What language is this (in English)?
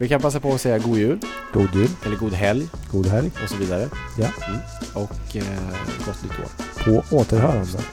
Swedish